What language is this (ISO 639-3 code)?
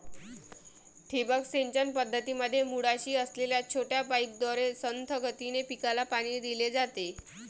mar